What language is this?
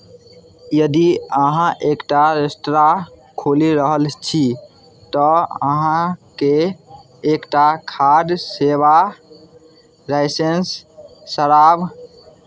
Maithili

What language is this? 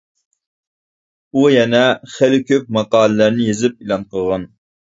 Uyghur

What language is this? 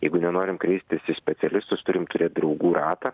Lithuanian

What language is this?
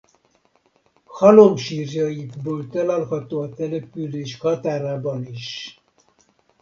Hungarian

